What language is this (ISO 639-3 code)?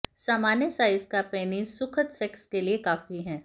hin